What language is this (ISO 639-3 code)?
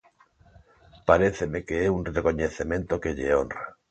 glg